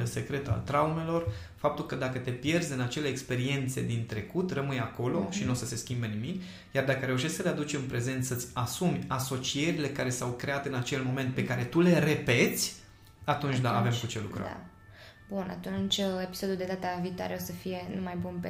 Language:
Romanian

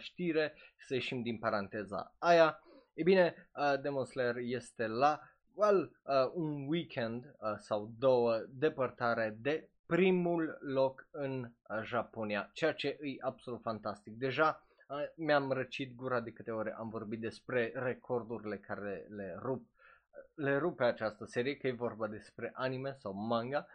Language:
Romanian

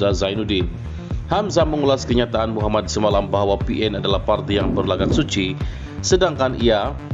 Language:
Indonesian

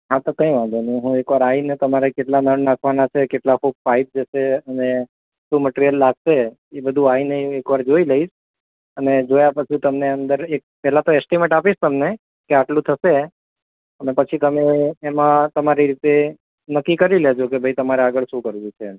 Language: Gujarati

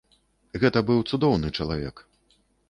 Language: Belarusian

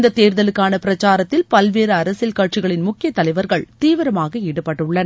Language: Tamil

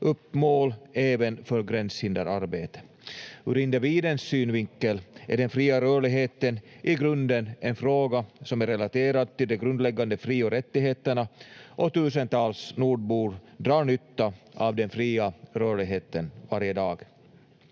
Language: Finnish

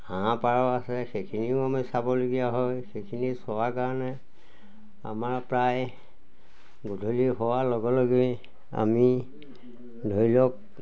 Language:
Assamese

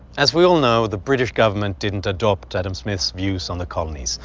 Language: English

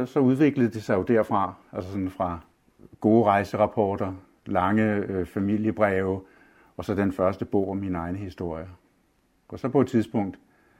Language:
Danish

